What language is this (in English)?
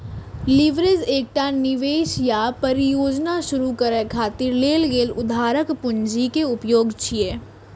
Maithili